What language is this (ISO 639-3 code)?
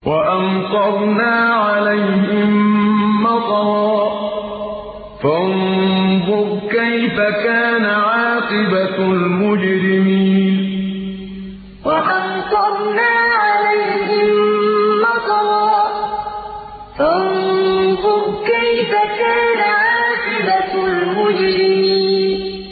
ara